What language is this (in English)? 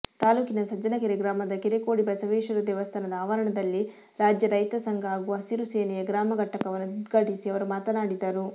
Kannada